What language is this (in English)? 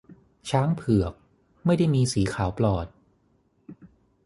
Thai